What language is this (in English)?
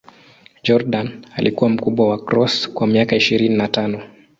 Swahili